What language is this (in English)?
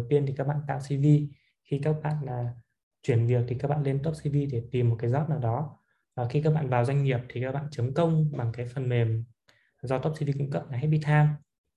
Vietnamese